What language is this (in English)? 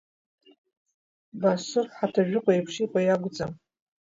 Abkhazian